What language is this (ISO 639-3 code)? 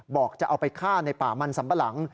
tha